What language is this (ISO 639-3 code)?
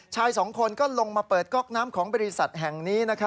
tha